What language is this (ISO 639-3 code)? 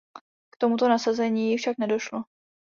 ces